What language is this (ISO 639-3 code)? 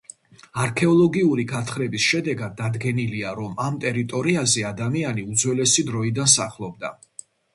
kat